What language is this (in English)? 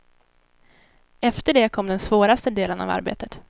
Swedish